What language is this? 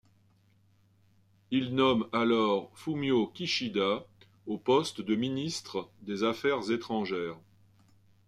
French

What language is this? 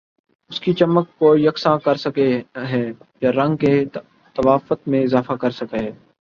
Urdu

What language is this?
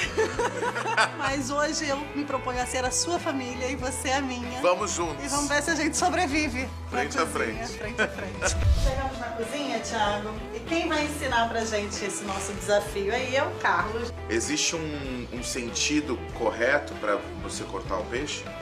Portuguese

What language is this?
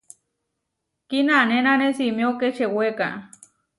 Huarijio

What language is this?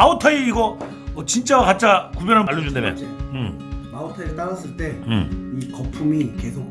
Korean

